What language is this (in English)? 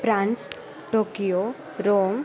Sanskrit